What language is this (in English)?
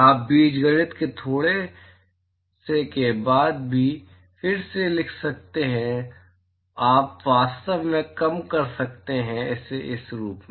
Hindi